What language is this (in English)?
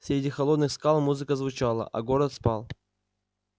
Russian